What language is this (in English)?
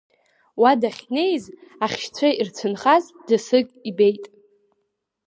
Abkhazian